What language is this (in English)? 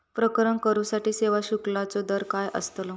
Marathi